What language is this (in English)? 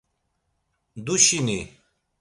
Laz